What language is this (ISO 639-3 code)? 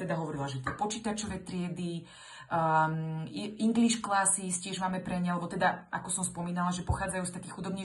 slk